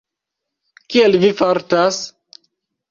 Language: Esperanto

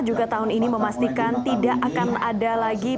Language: Indonesian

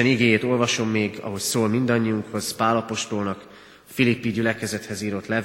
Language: Hungarian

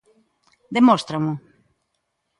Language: Galician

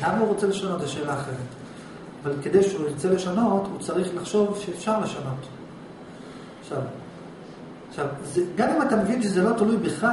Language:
Hebrew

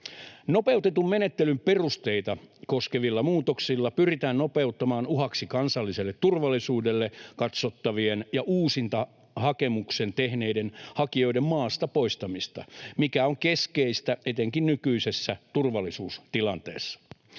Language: Finnish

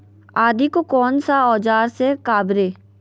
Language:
Magahi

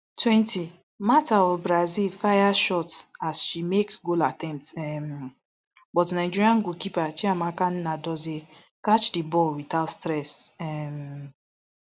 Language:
Nigerian Pidgin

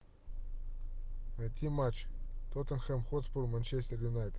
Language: Russian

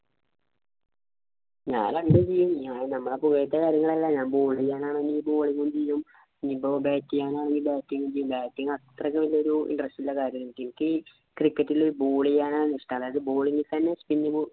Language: Malayalam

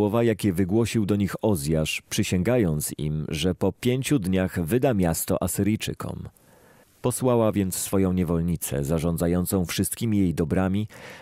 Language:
Polish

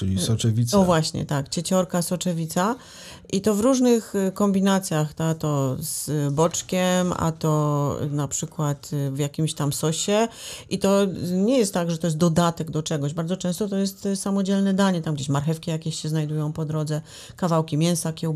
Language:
Polish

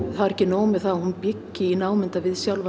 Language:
Icelandic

